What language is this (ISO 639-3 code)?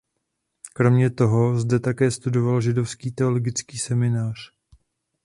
ces